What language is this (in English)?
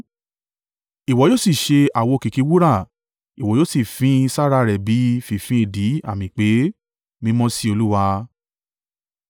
Yoruba